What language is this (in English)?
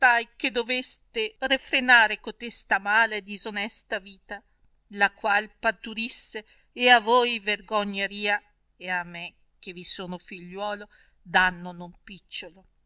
Italian